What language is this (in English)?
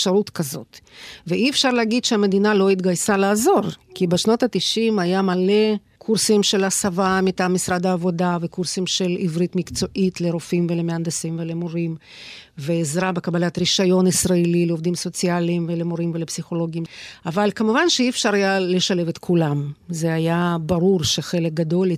Hebrew